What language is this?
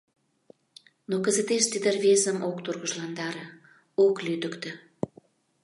Mari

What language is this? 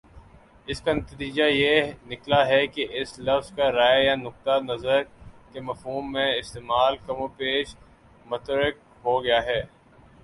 Urdu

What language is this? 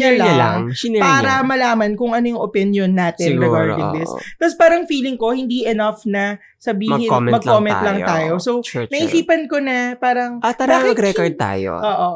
Filipino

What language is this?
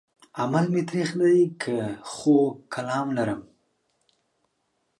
Pashto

